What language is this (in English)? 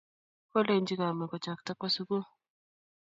Kalenjin